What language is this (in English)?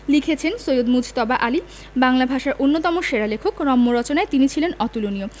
Bangla